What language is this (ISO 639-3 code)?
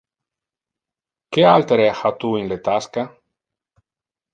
ina